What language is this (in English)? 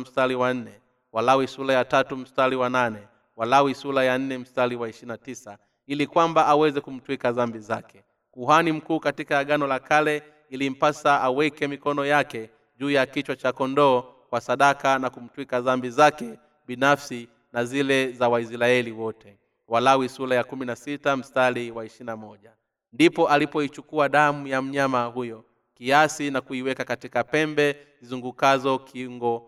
Swahili